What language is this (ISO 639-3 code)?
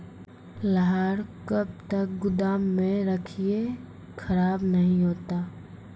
mai